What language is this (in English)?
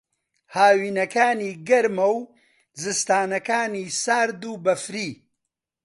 Central Kurdish